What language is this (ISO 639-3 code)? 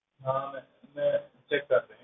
pan